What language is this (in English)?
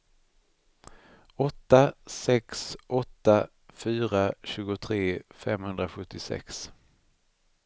Swedish